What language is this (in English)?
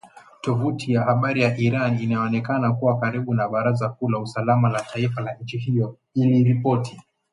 Swahili